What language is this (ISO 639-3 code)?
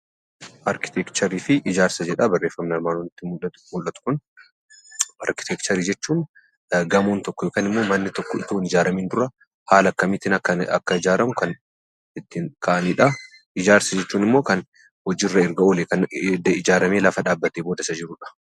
orm